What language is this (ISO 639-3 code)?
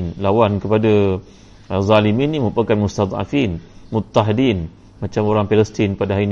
msa